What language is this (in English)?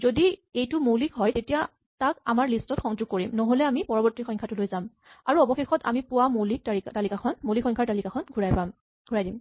Assamese